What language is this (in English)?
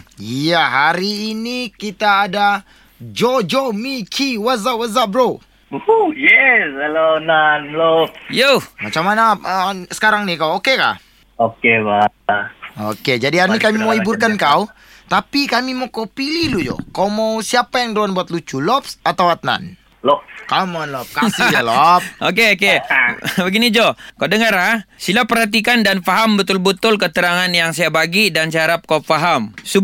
Malay